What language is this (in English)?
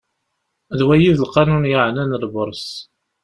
Kabyle